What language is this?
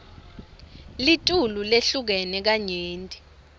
Swati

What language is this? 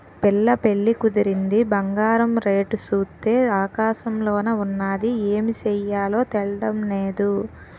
Telugu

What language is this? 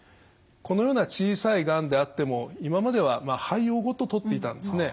Japanese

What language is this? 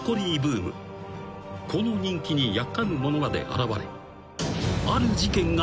Japanese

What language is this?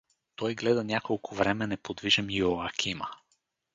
Bulgarian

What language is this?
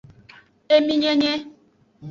Aja (Benin)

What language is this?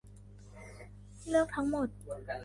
Thai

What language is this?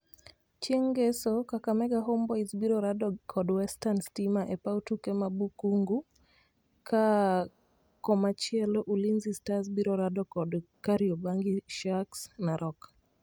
Luo (Kenya and Tanzania)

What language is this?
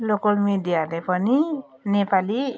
Nepali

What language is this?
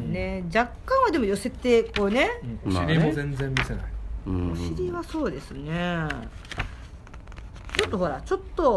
Japanese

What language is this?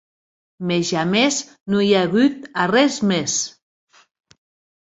Occitan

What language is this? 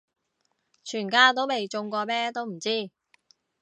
Cantonese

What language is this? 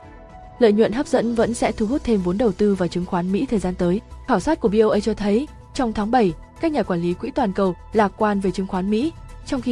Vietnamese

